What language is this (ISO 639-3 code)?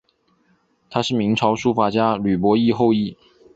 zho